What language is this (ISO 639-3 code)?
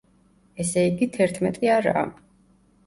kat